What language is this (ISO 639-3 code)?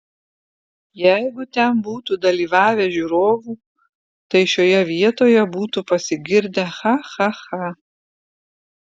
lit